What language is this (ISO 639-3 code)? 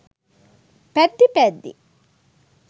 sin